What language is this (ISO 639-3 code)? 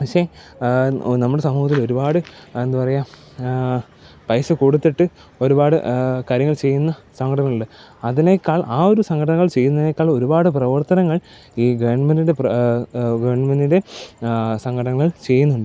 mal